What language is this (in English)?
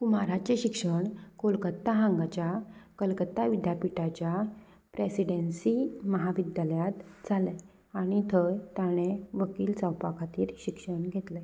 Konkani